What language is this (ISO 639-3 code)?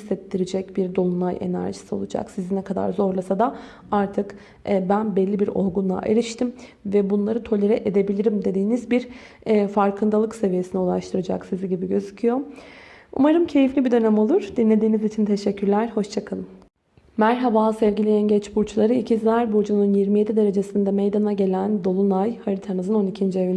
tur